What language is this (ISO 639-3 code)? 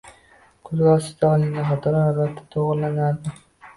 uzb